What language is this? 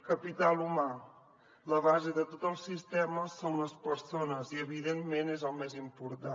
Catalan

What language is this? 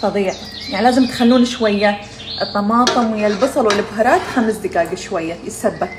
Arabic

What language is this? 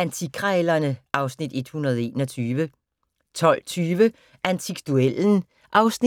Danish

